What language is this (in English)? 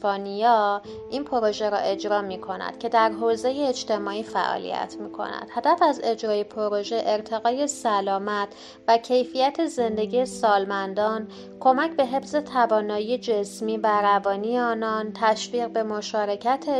Persian